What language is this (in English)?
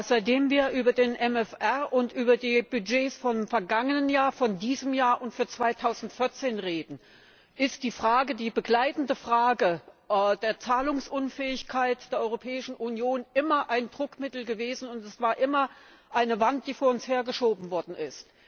German